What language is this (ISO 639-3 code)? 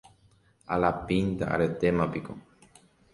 grn